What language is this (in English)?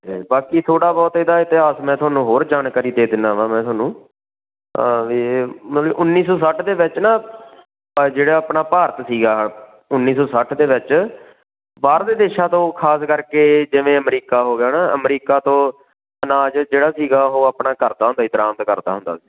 Punjabi